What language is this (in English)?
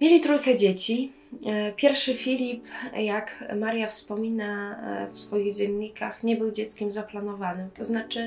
Polish